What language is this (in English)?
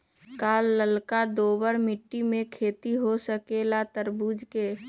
Magahi